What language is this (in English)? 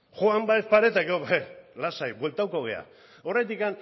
Basque